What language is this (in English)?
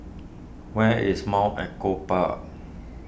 English